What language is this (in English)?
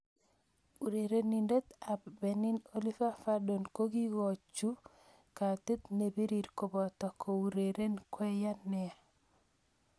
Kalenjin